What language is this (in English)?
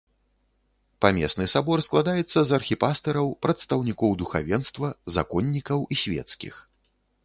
Belarusian